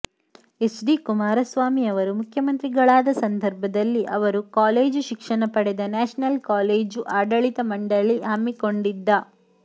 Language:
Kannada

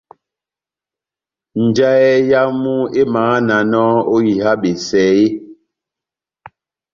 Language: Batanga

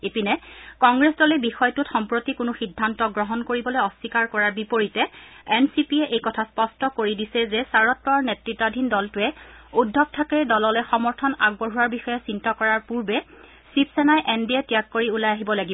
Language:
Assamese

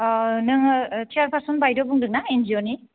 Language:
Bodo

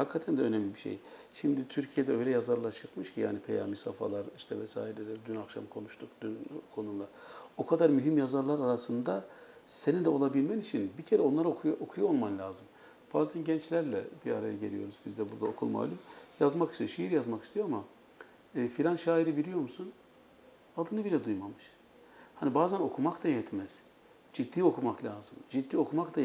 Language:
Turkish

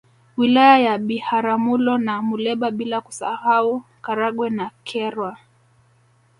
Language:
Swahili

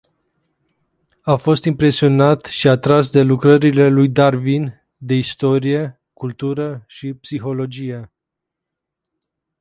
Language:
Romanian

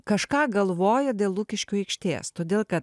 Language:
Lithuanian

